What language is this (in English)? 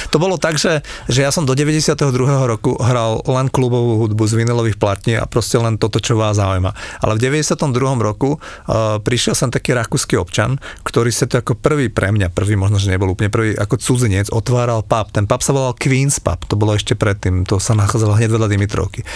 Slovak